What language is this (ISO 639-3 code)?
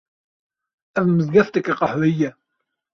kur